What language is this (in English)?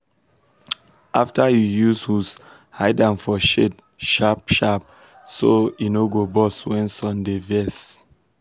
Nigerian Pidgin